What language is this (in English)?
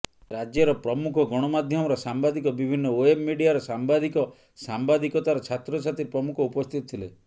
Odia